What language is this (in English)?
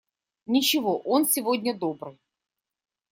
Russian